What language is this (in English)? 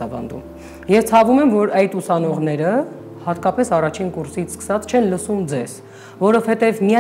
Romanian